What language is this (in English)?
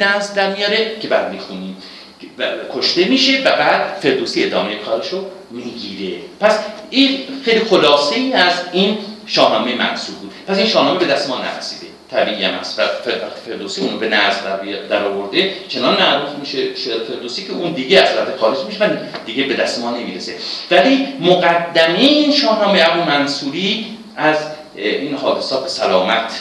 Persian